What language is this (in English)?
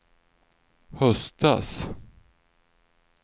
Swedish